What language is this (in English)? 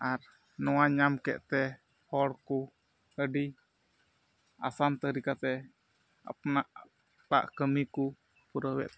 Santali